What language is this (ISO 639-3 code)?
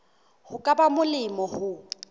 sot